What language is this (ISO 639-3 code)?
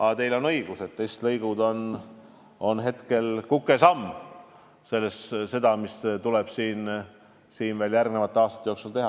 est